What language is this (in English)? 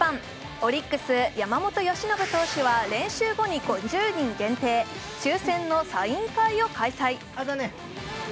Japanese